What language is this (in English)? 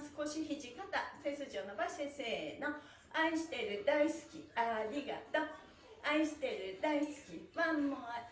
Japanese